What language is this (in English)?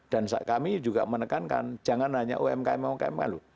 Indonesian